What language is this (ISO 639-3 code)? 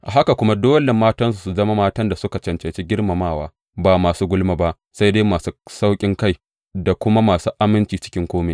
hau